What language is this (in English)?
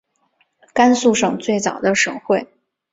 Chinese